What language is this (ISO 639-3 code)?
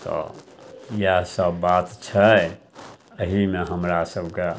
mai